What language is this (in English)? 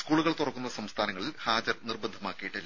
Malayalam